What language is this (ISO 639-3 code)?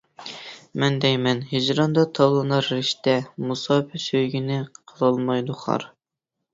uig